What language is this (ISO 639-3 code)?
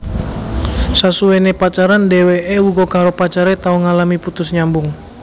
jav